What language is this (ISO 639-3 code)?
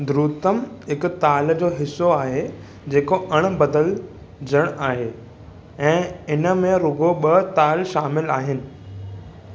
snd